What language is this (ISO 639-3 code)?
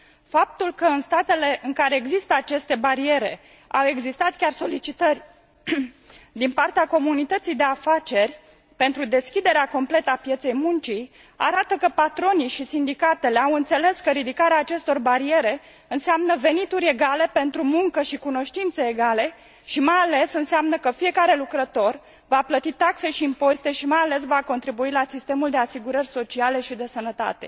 ron